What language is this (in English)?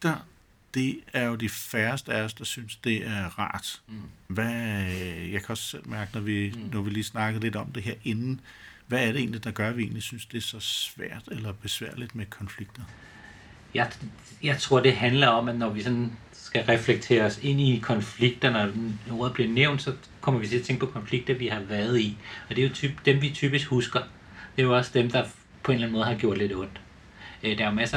Danish